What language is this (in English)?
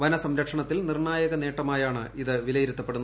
Malayalam